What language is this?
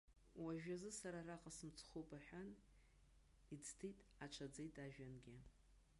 Abkhazian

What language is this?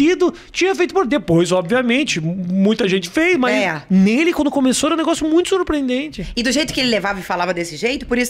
Portuguese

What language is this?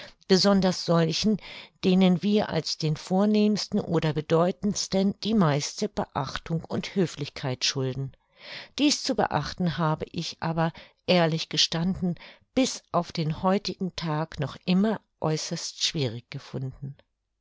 German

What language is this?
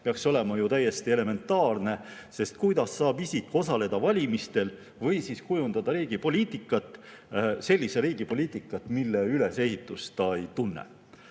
Estonian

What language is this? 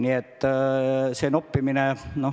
Estonian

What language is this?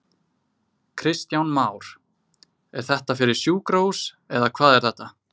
Icelandic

